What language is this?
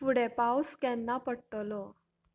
Konkani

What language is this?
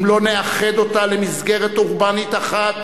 Hebrew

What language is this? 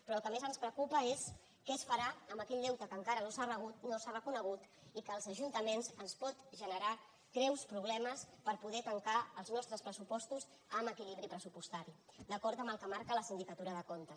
Catalan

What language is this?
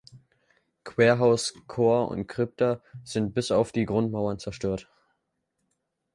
German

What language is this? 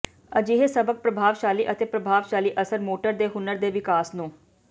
Punjabi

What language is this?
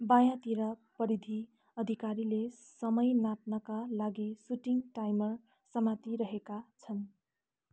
Nepali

